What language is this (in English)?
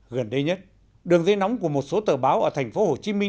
Vietnamese